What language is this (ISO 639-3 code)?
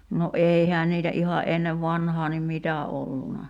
fin